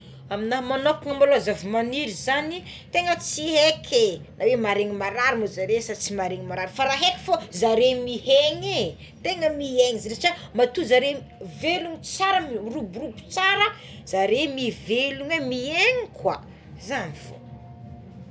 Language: Tsimihety Malagasy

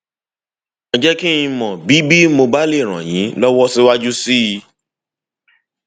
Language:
Yoruba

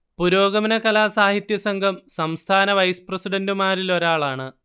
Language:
Malayalam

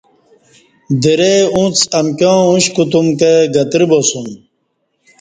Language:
Kati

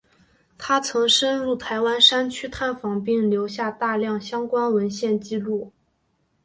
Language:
Chinese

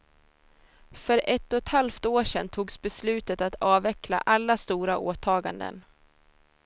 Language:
Swedish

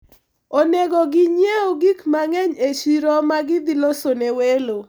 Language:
Luo (Kenya and Tanzania)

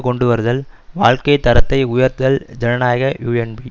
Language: Tamil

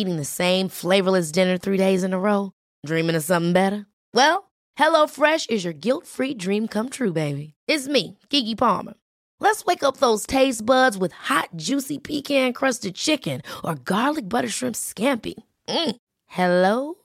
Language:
Swedish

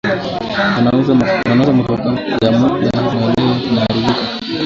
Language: Swahili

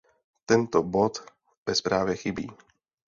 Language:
Czech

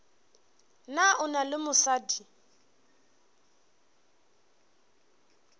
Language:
Northern Sotho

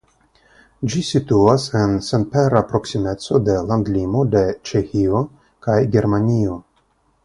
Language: Esperanto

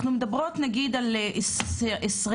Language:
Hebrew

